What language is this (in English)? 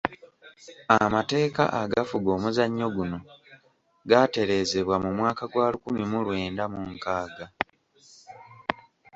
Ganda